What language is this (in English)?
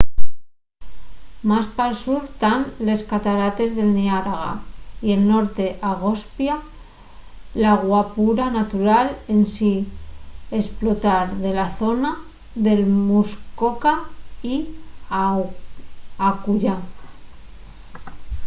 Asturian